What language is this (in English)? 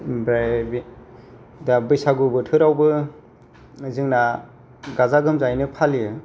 Bodo